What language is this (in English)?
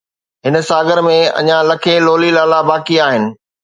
Sindhi